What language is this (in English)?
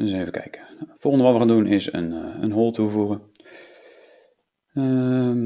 Dutch